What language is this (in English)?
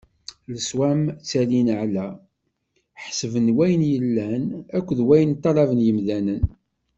Kabyle